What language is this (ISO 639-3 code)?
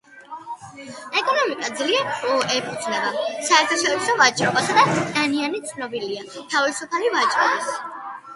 kat